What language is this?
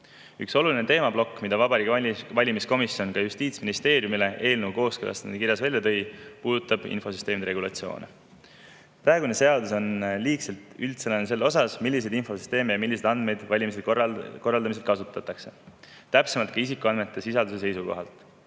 Estonian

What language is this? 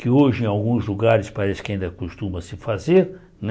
Portuguese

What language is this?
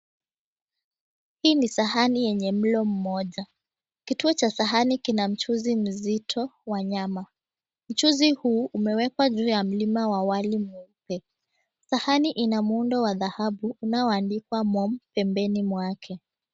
Swahili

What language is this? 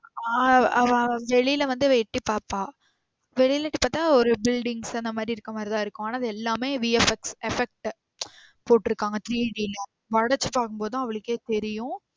Tamil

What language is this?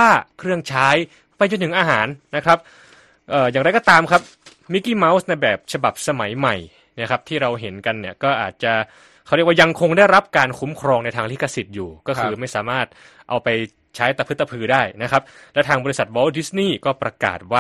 Thai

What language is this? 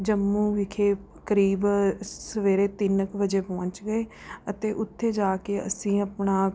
Punjabi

